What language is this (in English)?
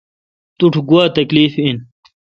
Kalkoti